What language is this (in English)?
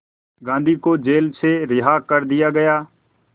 Hindi